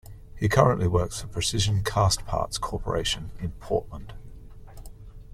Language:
English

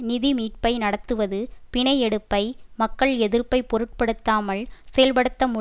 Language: Tamil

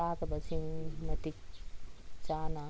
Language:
Manipuri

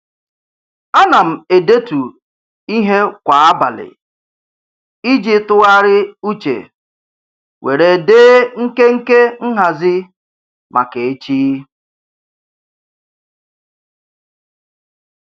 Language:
Igbo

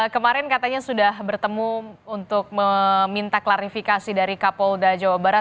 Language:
Indonesian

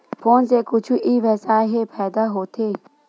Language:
Chhattisgarhi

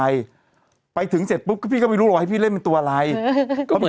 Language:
Thai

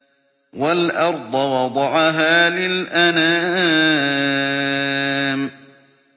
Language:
Arabic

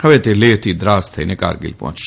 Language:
Gujarati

